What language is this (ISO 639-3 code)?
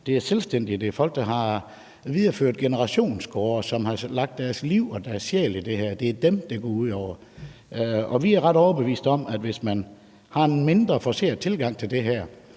dan